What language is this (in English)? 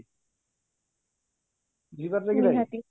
Odia